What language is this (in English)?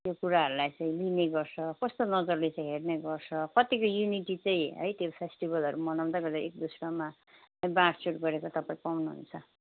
Nepali